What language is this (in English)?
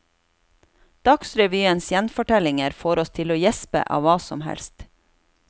Norwegian